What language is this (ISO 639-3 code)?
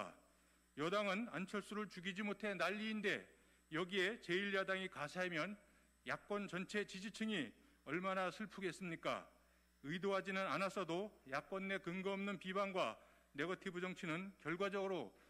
kor